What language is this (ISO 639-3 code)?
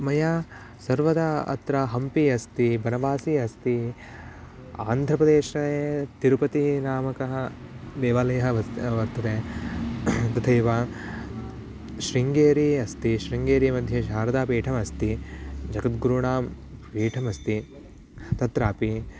san